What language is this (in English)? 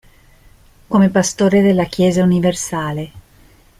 Italian